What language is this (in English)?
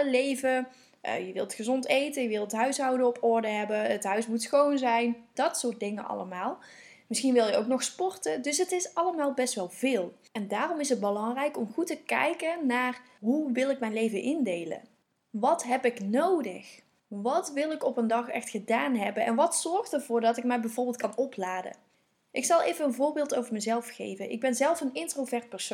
Dutch